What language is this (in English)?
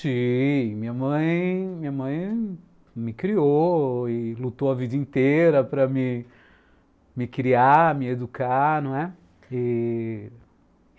Portuguese